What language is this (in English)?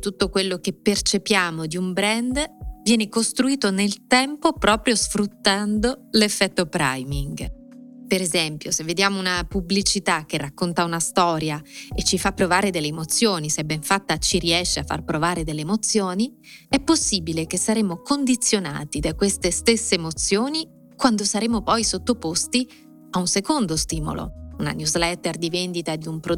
Italian